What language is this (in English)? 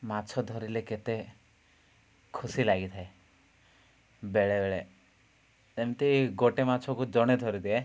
Odia